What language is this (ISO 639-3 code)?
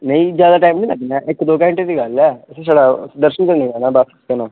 doi